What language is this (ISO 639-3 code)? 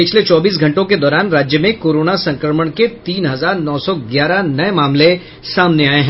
hin